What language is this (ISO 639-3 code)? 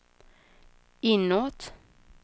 swe